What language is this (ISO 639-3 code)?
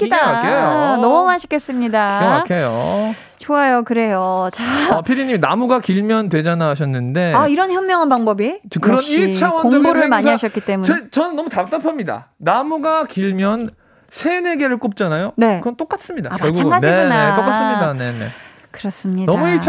kor